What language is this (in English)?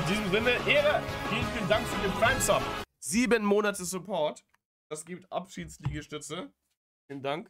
German